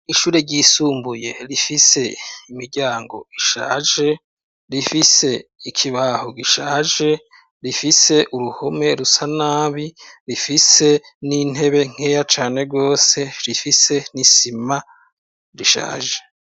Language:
Rundi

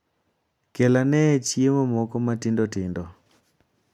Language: Luo (Kenya and Tanzania)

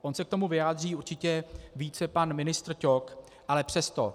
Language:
Czech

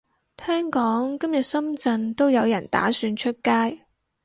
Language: Cantonese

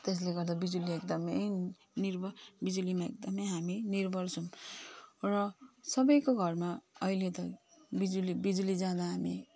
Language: Nepali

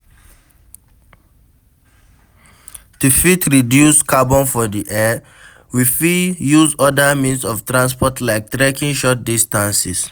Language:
Nigerian Pidgin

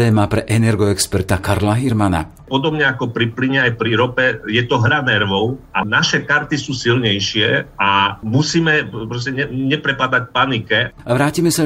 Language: Slovak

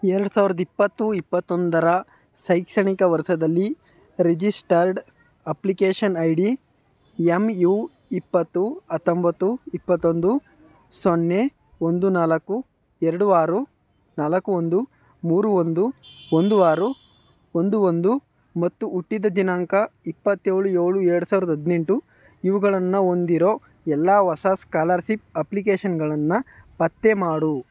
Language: Kannada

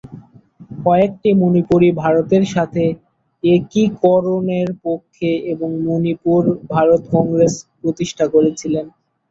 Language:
Bangla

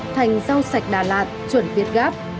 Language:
Vietnamese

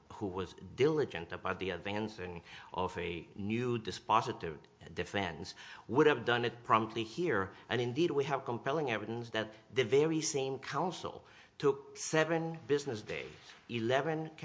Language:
English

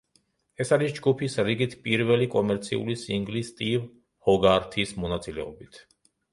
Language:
Georgian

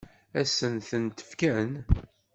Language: Kabyle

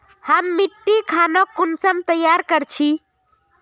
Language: Magahi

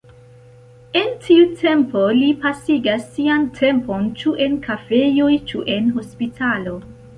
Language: Esperanto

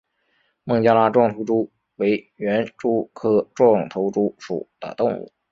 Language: Chinese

